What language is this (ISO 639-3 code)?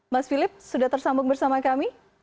ind